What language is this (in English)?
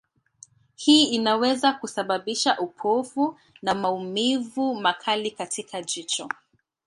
Swahili